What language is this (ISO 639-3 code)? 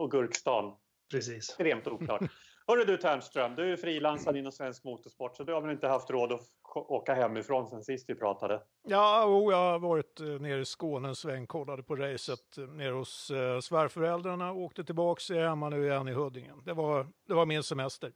swe